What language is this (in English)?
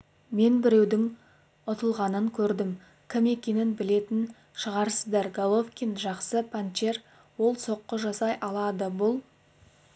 Kazakh